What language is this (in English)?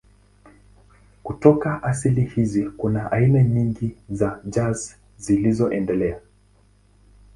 Swahili